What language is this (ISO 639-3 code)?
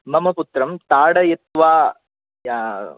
san